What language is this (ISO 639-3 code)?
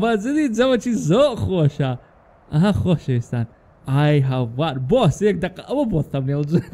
ara